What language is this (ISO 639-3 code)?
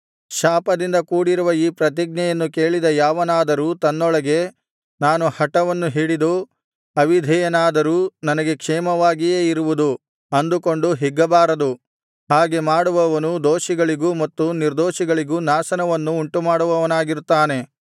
kan